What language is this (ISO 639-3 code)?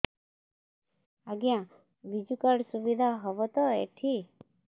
ori